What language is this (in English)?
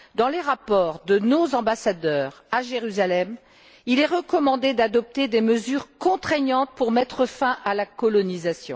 French